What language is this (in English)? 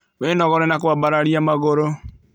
Kikuyu